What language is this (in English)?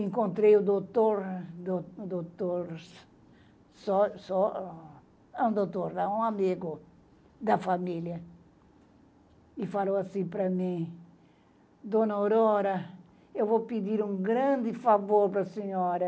Portuguese